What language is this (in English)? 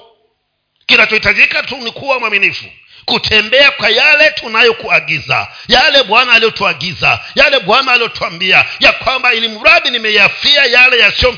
Swahili